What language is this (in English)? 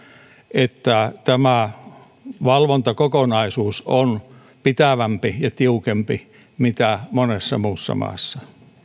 Finnish